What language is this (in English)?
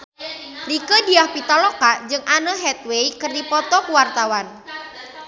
Sundanese